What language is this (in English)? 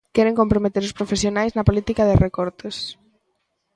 Galician